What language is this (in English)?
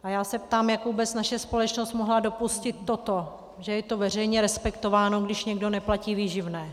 Czech